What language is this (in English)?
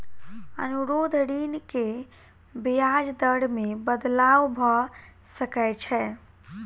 Maithili